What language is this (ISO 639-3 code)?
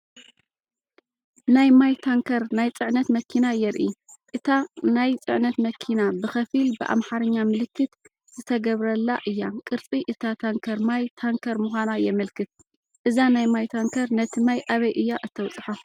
tir